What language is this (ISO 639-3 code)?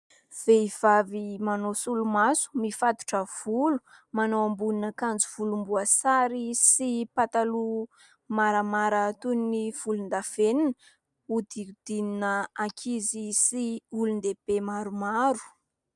mlg